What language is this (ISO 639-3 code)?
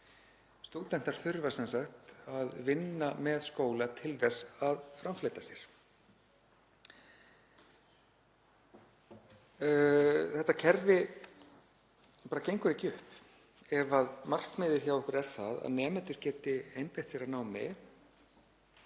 isl